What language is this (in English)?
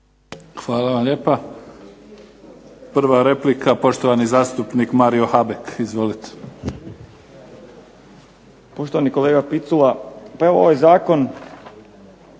Croatian